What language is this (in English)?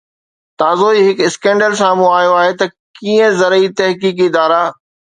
Sindhi